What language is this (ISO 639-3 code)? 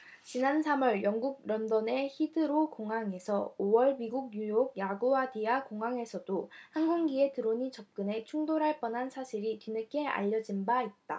kor